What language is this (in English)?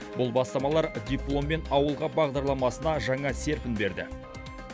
Kazakh